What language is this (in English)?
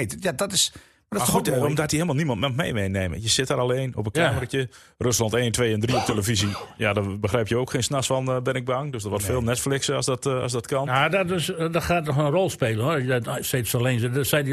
Dutch